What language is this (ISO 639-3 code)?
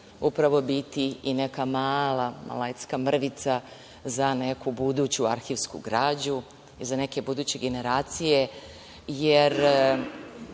srp